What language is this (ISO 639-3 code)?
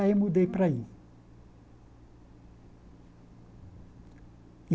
por